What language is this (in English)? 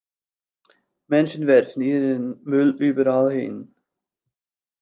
German